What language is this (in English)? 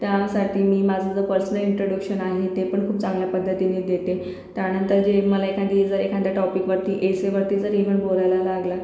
Marathi